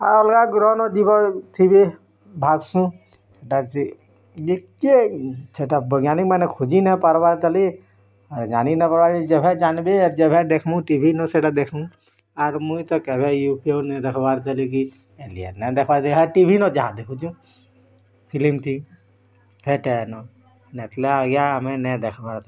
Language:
Odia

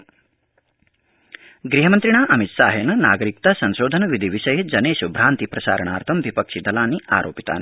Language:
Sanskrit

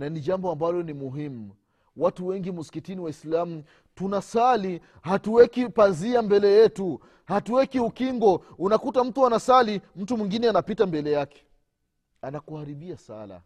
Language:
Swahili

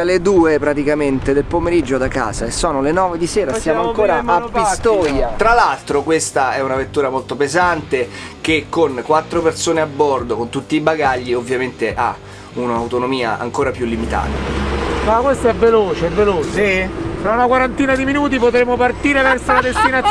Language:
Italian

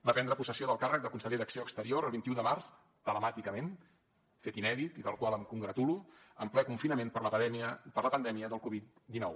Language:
Catalan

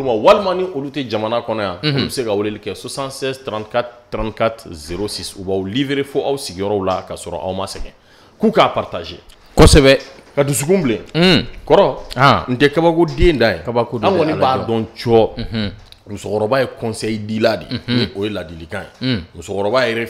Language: French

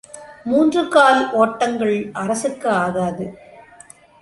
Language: Tamil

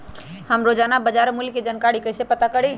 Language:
Magahi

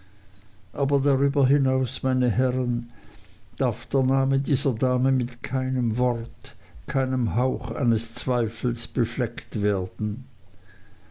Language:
German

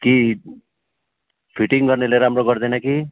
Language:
Nepali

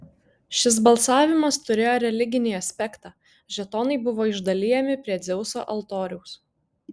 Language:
Lithuanian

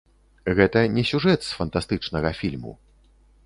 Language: Belarusian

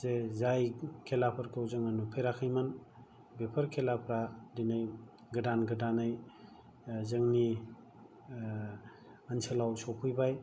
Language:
Bodo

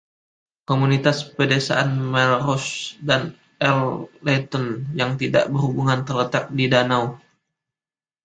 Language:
Indonesian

